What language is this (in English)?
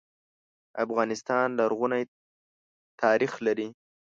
Pashto